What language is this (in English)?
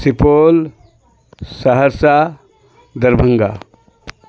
Urdu